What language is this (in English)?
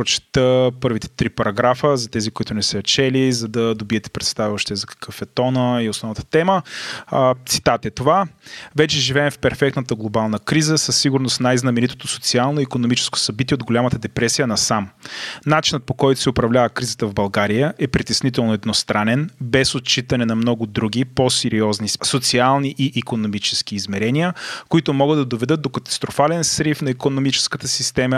Bulgarian